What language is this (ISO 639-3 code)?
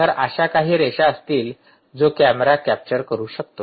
mar